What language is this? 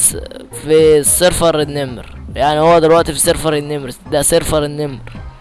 Arabic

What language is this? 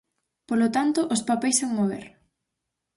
Galician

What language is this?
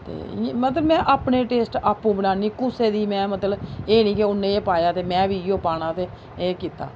Dogri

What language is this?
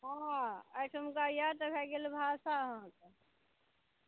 Maithili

